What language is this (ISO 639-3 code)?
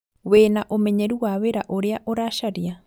kik